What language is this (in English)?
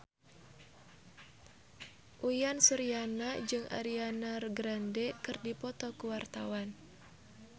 Sundanese